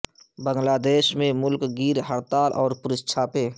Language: Urdu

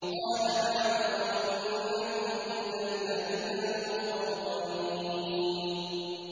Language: Arabic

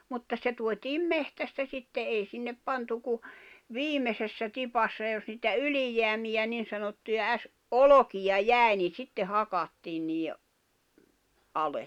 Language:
Finnish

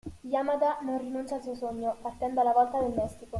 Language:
Italian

